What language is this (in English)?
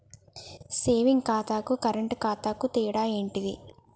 Telugu